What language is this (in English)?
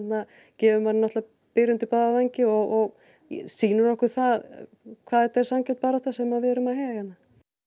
Icelandic